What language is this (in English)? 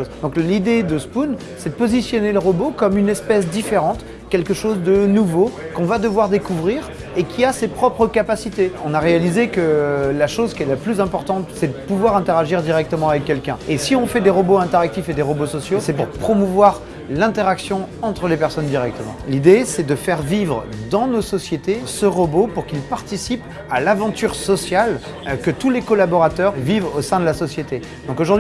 French